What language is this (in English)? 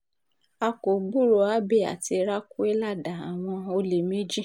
Yoruba